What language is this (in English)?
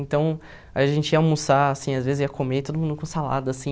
Portuguese